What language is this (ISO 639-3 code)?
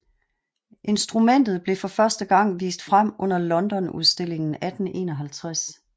dan